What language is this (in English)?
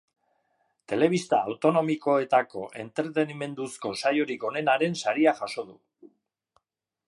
Basque